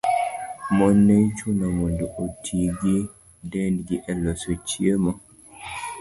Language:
Luo (Kenya and Tanzania)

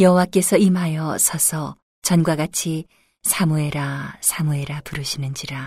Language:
Korean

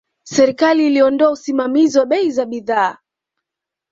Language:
Swahili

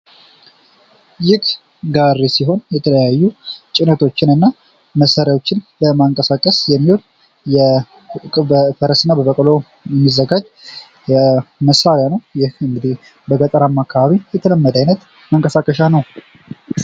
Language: Amharic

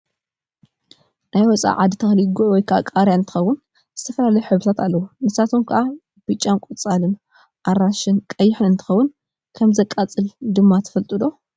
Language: Tigrinya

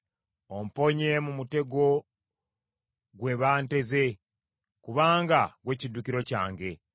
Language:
Ganda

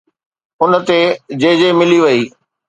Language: Sindhi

